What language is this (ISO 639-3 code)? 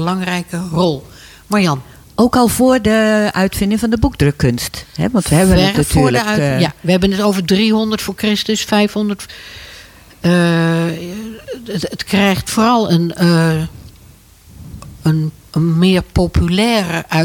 nld